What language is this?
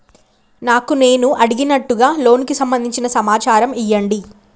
Telugu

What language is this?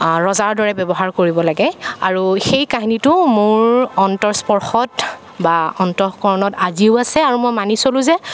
Assamese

